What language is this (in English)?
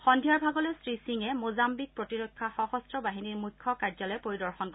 Assamese